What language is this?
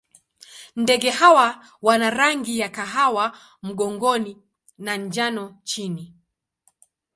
Swahili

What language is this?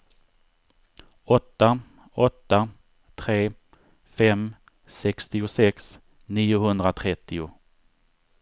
Swedish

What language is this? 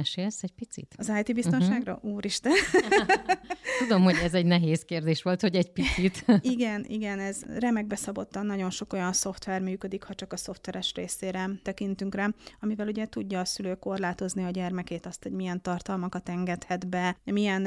Hungarian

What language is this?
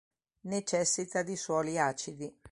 Italian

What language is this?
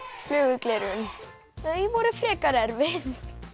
Icelandic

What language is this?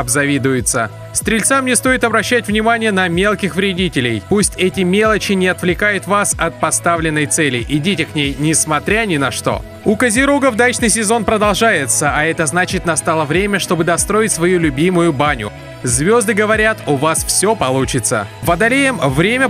Russian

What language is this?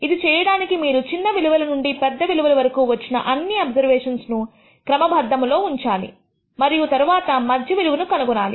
Telugu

